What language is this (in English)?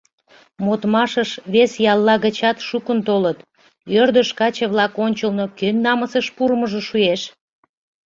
Mari